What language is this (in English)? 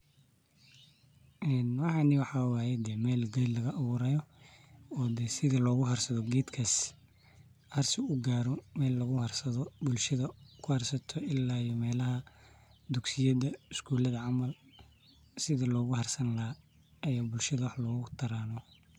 Somali